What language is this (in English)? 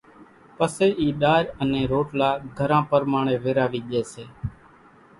Kachi Koli